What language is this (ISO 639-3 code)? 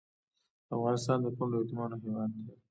pus